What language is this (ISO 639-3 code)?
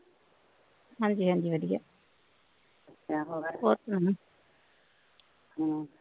pan